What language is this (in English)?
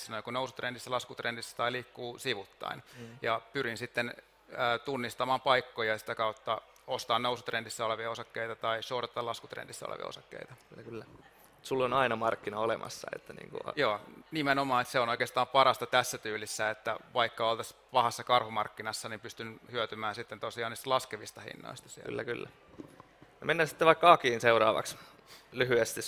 Finnish